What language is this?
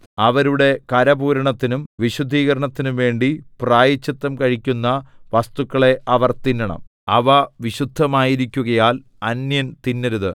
Malayalam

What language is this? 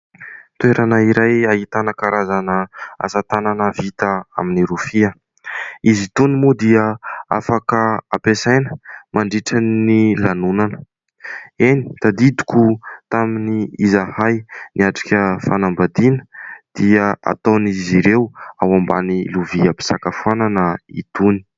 Malagasy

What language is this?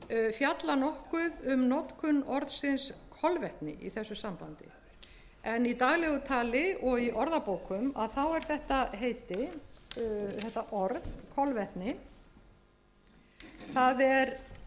Icelandic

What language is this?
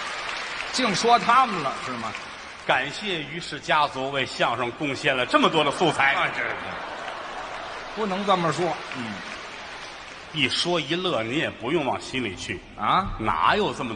Chinese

